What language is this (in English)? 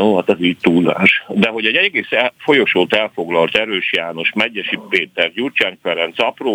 Hungarian